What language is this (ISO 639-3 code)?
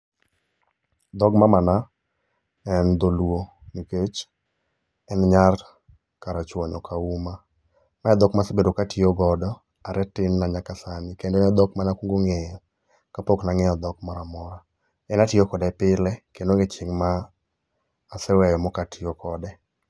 luo